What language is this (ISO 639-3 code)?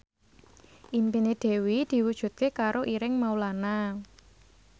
jav